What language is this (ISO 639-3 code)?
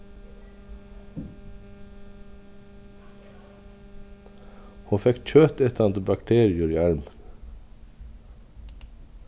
fao